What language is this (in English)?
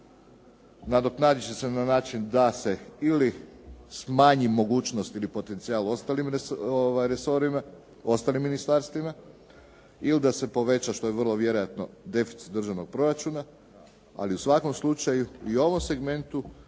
Croatian